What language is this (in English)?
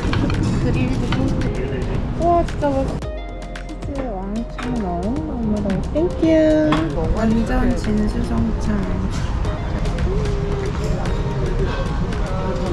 Korean